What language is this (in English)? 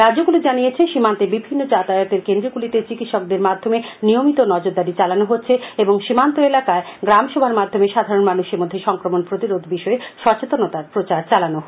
Bangla